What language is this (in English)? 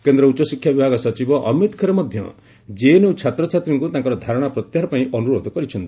Odia